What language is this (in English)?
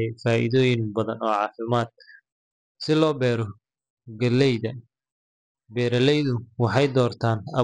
Somali